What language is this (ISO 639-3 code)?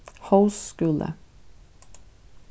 fao